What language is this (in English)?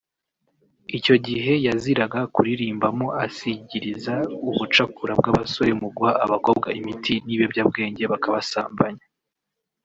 Kinyarwanda